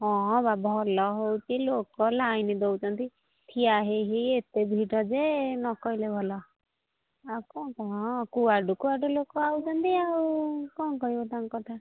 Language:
Odia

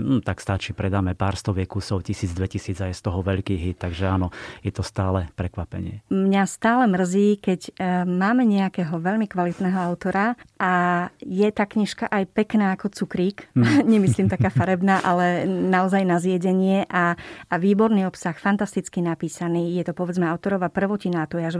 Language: Slovak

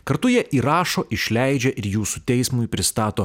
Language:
Lithuanian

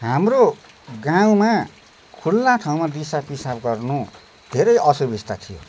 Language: Nepali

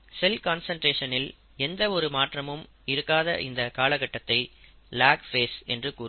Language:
Tamil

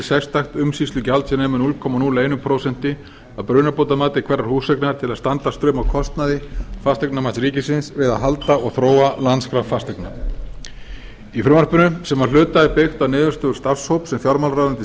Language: Icelandic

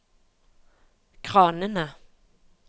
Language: Norwegian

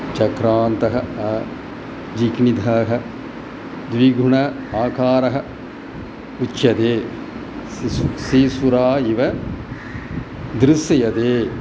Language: Sanskrit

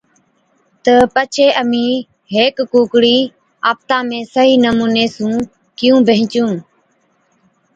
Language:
Od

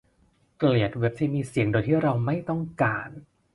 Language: Thai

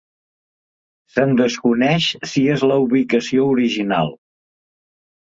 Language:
Catalan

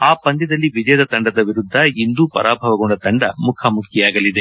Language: Kannada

